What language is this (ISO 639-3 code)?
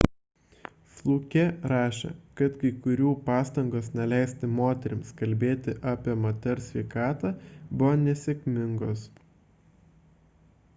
lit